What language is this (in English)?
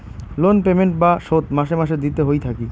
Bangla